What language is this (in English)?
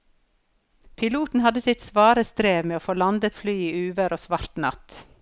Norwegian